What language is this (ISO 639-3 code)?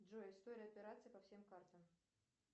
rus